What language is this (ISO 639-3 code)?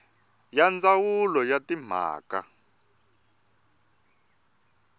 tso